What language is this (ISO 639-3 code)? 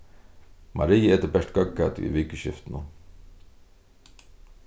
fao